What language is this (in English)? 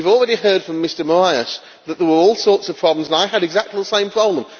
English